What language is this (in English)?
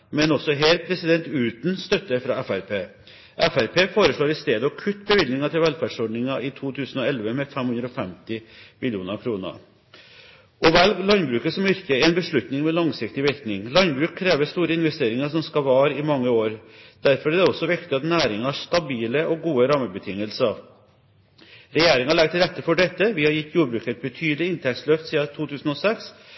Norwegian Bokmål